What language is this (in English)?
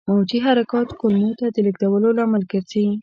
Pashto